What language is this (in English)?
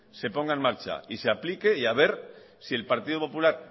Spanish